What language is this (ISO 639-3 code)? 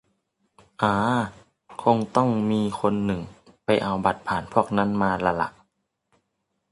tha